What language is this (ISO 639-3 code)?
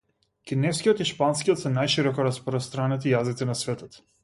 mkd